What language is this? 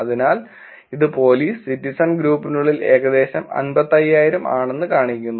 Malayalam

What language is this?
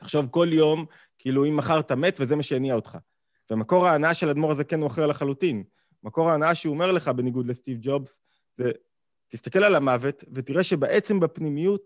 Hebrew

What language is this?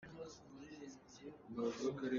Hakha Chin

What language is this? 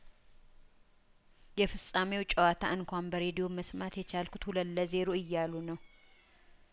Amharic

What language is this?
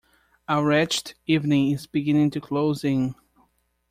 English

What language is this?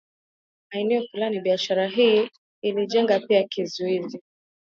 Swahili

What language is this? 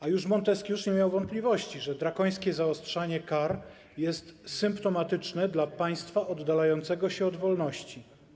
Polish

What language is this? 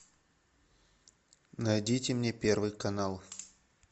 Russian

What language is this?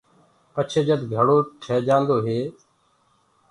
Gurgula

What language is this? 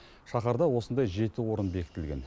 Kazakh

